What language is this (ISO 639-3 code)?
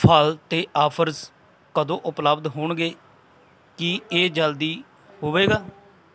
pan